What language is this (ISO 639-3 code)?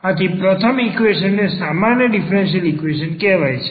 guj